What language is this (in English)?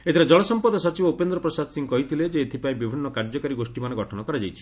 Odia